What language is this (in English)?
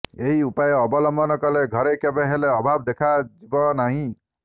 Odia